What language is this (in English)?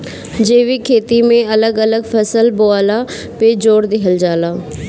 Bhojpuri